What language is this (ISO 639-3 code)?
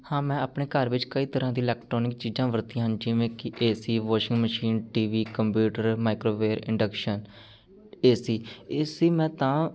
pan